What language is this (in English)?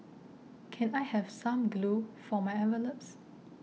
English